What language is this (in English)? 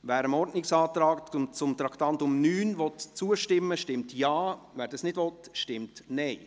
Swiss German